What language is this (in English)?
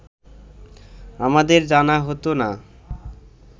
Bangla